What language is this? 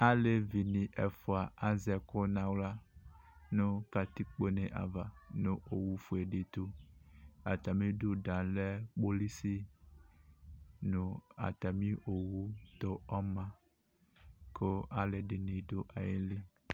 Ikposo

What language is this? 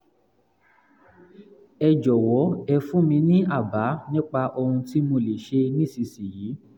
Yoruba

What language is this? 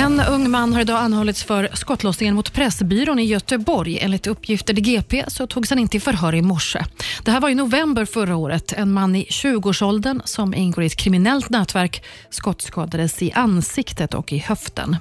Swedish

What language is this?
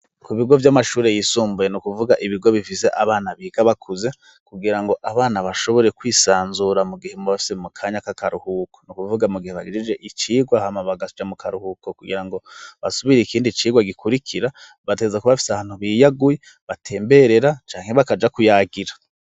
Rundi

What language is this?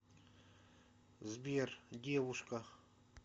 Russian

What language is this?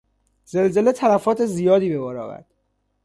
Persian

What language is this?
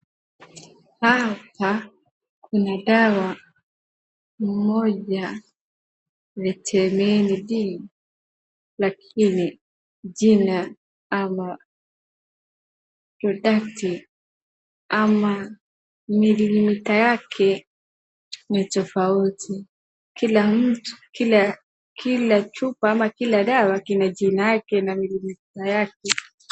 Swahili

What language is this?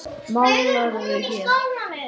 Icelandic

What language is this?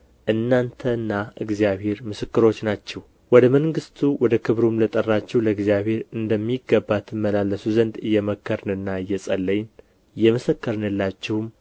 Amharic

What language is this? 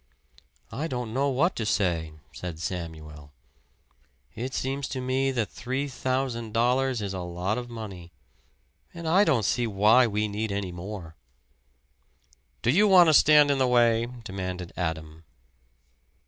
English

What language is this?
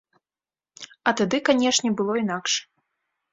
Belarusian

